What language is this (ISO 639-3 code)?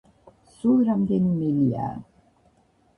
kat